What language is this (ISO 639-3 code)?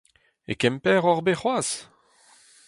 bre